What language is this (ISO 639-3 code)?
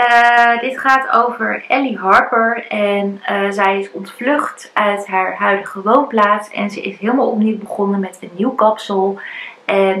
nld